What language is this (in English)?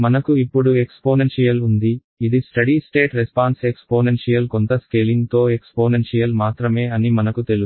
Telugu